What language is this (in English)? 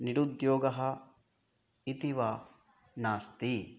Sanskrit